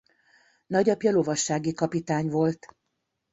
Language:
Hungarian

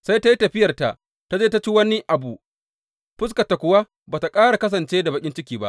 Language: Hausa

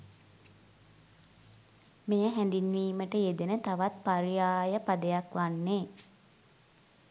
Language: Sinhala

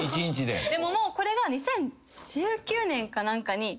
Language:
Japanese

